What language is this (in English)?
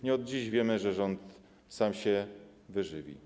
Polish